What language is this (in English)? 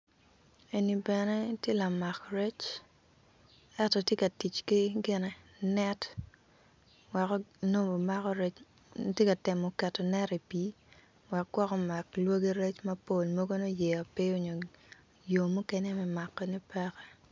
Acoli